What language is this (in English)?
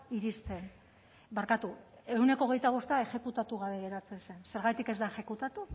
Basque